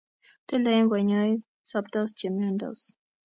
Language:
Kalenjin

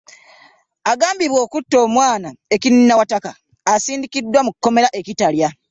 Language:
Ganda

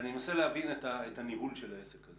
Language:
Hebrew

